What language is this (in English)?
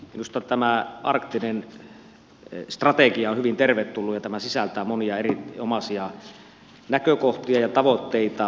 Finnish